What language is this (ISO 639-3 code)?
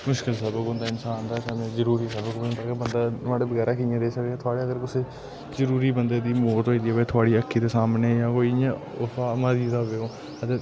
doi